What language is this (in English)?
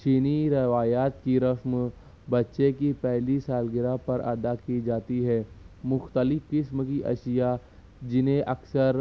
Urdu